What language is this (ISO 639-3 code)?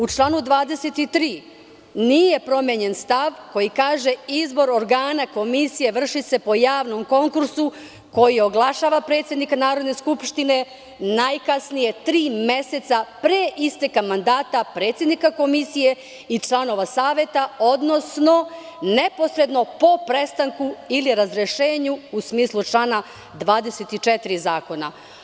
srp